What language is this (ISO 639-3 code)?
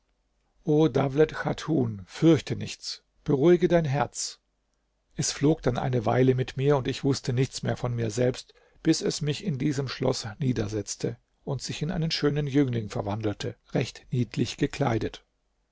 deu